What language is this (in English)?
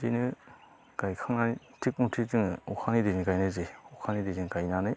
Bodo